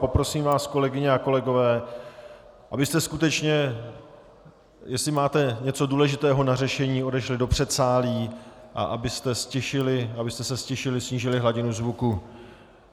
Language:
Czech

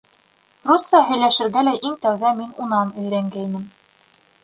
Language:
Bashkir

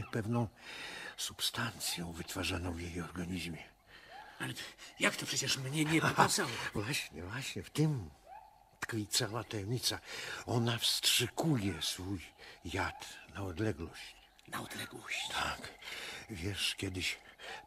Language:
Polish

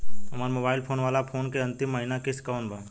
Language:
Bhojpuri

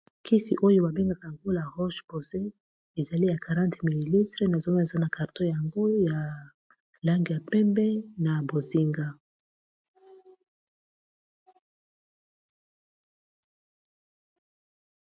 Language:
Lingala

